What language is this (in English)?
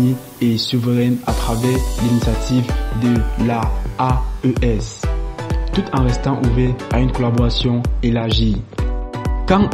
French